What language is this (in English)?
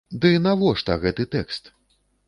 Belarusian